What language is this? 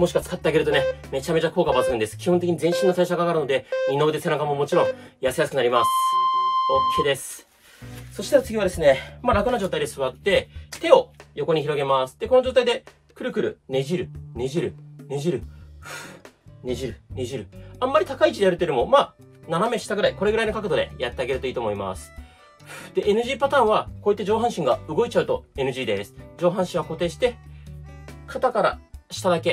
Japanese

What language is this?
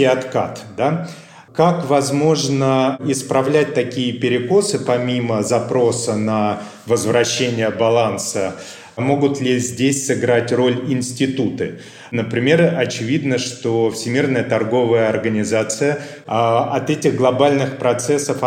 Russian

